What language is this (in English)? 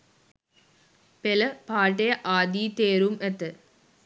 Sinhala